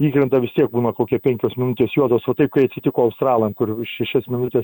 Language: Lithuanian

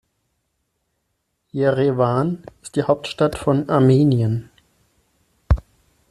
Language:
German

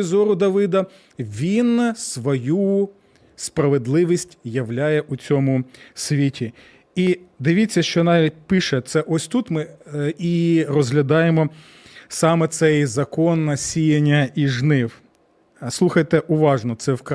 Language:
Ukrainian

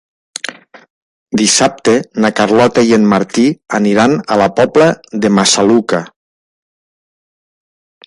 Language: Catalan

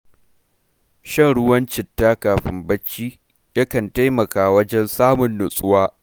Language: Hausa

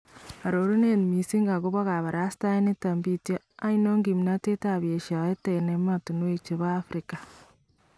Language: Kalenjin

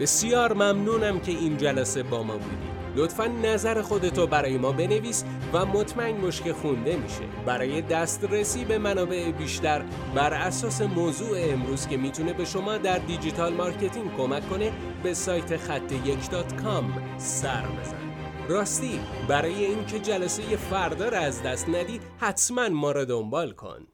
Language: Persian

